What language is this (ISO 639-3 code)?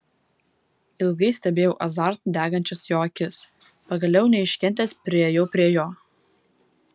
lit